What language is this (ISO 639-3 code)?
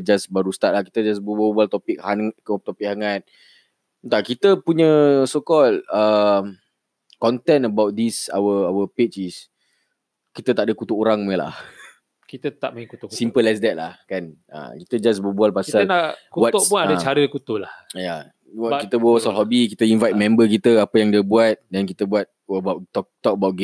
msa